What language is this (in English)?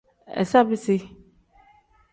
Tem